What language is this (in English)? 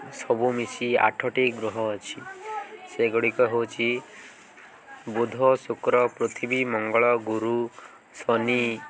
Odia